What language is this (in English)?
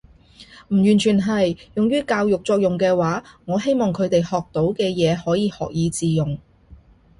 Cantonese